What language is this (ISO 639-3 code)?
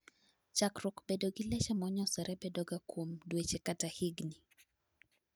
luo